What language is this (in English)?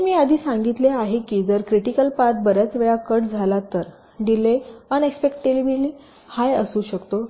Marathi